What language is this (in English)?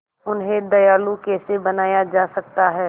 Hindi